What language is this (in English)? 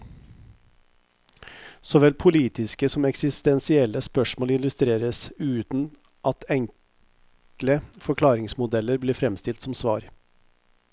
Norwegian